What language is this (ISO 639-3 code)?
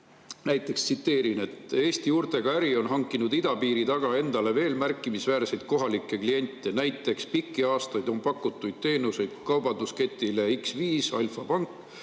est